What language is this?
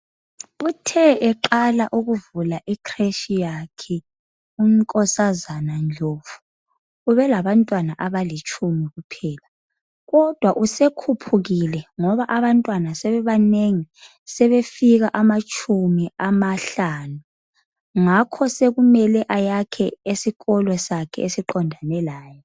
North Ndebele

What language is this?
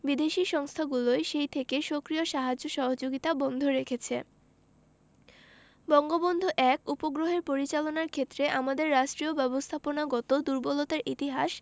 Bangla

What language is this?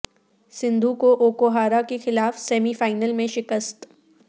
Urdu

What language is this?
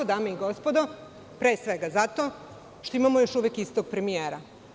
Serbian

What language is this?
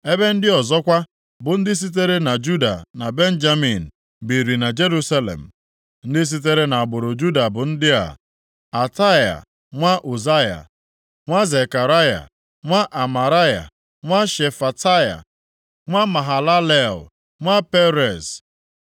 Igbo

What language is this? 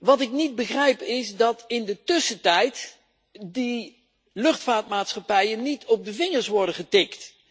Dutch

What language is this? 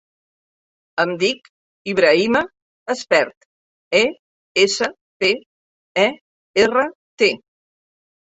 Catalan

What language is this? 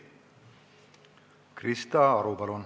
Estonian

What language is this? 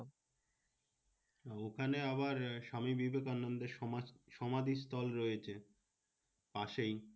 Bangla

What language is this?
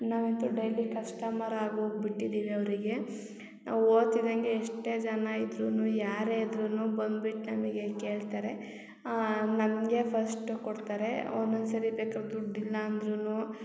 Kannada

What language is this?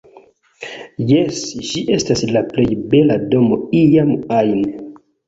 Esperanto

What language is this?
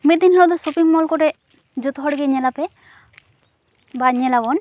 Santali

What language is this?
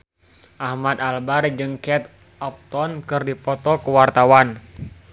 Sundanese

